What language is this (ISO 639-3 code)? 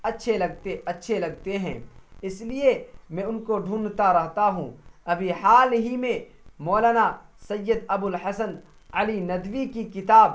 urd